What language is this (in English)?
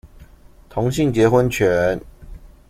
Chinese